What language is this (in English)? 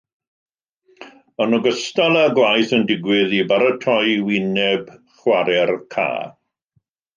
Welsh